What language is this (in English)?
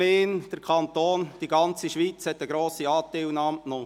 Swiss German